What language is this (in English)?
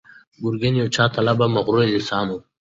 Pashto